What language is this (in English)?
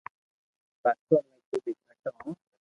Loarki